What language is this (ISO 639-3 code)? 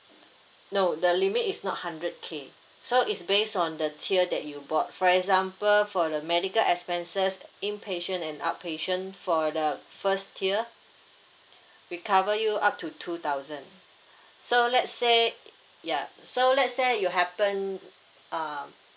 eng